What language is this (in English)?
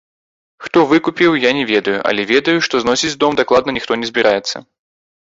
Belarusian